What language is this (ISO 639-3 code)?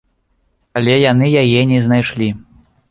bel